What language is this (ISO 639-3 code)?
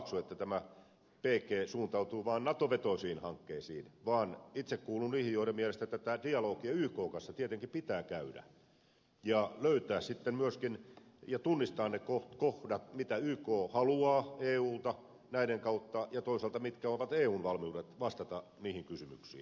fin